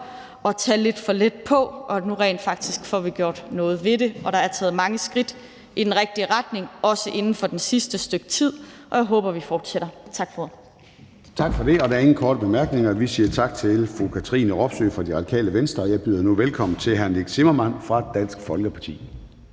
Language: Danish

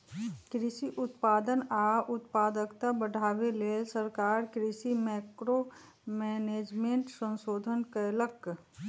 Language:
Magahi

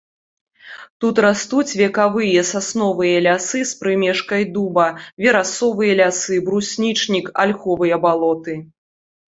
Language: Belarusian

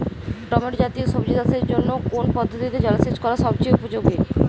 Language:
Bangla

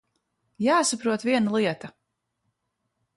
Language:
Latvian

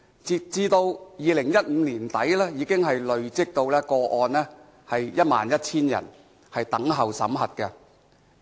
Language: Cantonese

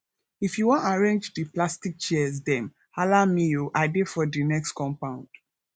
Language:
Nigerian Pidgin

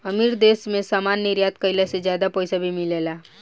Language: Bhojpuri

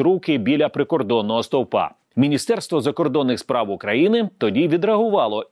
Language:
Ukrainian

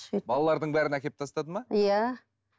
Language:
Kazakh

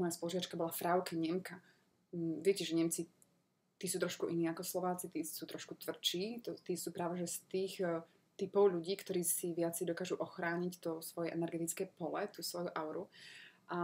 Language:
Slovak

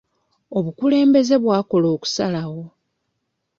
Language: Ganda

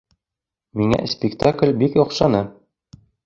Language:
Bashkir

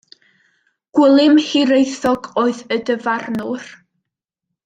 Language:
Welsh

